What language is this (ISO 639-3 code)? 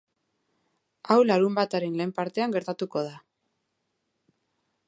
eus